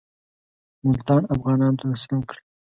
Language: Pashto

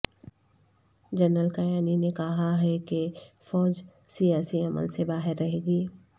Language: Urdu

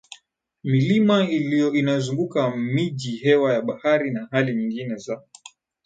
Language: Swahili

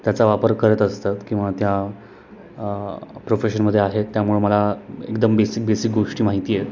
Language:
Marathi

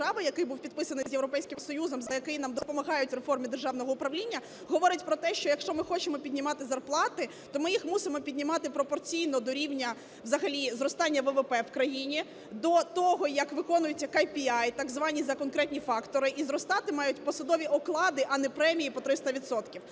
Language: Ukrainian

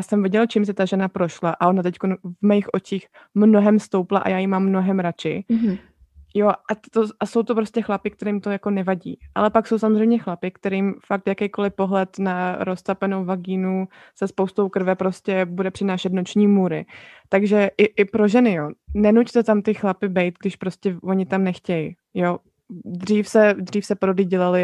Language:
Czech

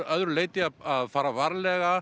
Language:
Icelandic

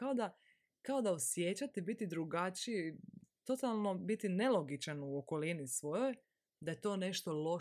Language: Croatian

